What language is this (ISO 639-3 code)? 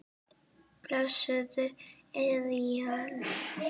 isl